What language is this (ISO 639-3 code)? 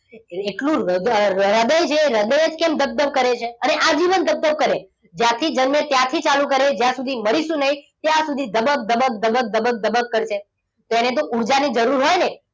guj